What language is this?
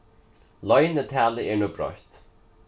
Faroese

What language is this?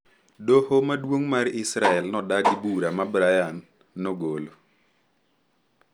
Luo (Kenya and Tanzania)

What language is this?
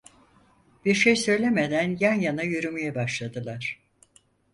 Turkish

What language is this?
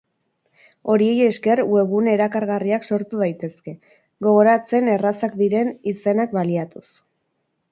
Basque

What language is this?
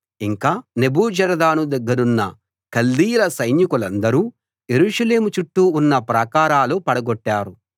Telugu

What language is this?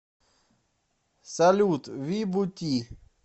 Russian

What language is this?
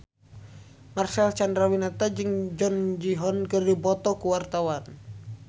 Sundanese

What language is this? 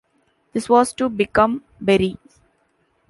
English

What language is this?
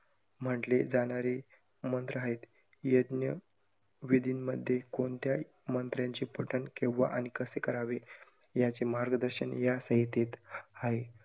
Marathi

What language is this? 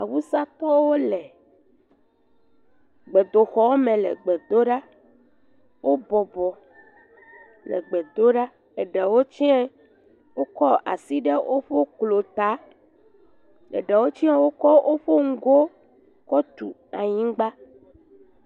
Ewe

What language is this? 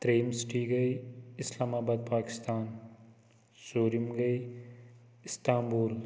Kashmiri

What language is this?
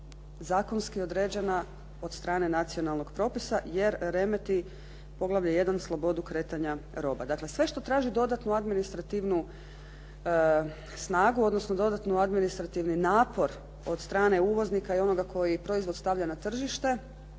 Croatian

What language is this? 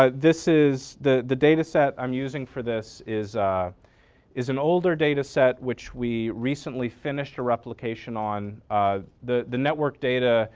English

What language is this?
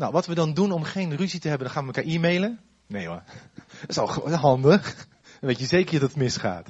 Dutch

